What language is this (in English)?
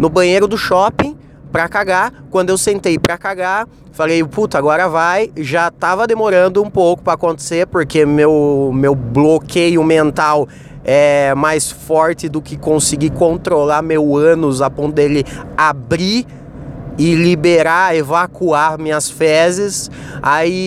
Portuguese